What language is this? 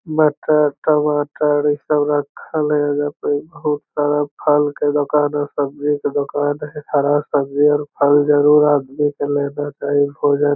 Magahi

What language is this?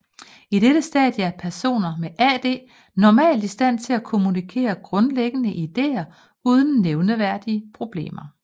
Danish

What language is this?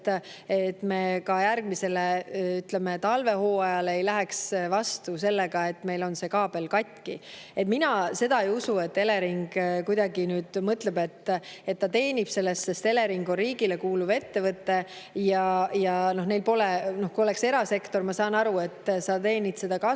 Estonian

